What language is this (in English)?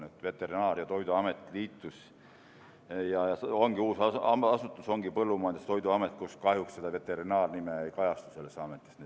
Estonian